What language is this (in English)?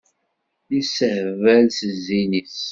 Kabyle